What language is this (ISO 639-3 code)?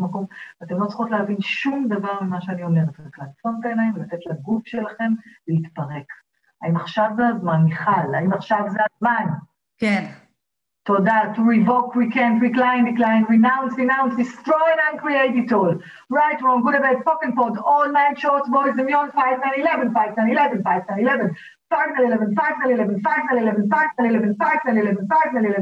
heb